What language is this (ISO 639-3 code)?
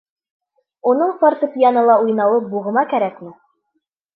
bak